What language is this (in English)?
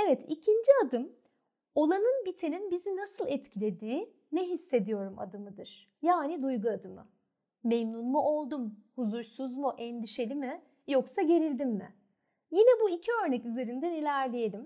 Turkish